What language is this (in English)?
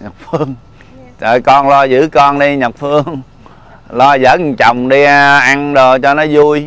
Vietnamese